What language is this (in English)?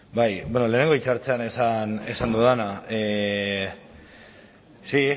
Basque